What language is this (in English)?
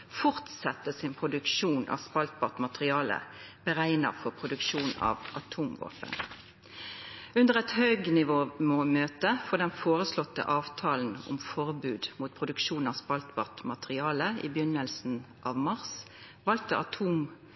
Norwegian Nynorsk